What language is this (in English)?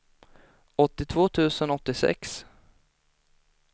Swedish